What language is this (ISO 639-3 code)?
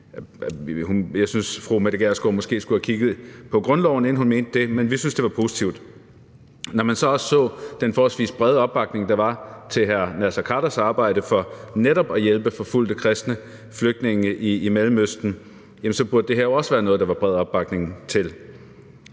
dan